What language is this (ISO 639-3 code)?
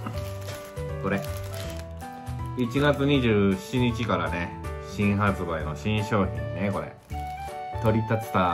jpn